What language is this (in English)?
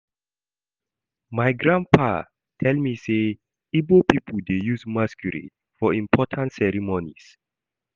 Nigerian Pidgin